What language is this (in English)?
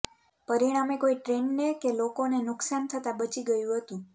Gujarati